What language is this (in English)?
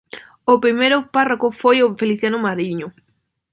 Galician